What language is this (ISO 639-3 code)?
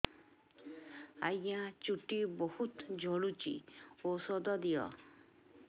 ori